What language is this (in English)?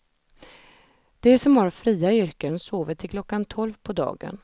Swedish